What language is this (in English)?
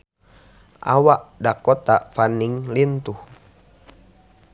Sundanese